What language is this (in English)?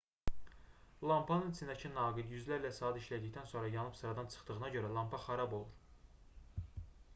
Azerbaijani